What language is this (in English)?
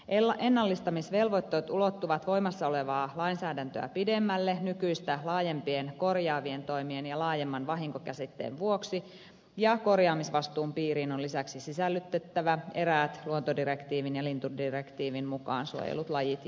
Finnish